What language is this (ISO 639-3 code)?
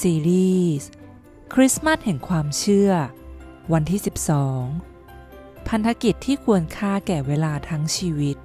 tha